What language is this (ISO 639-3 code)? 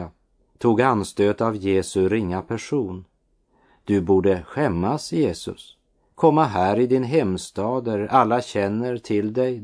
swe